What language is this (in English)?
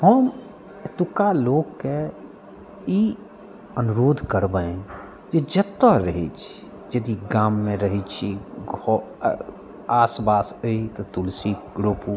Maithili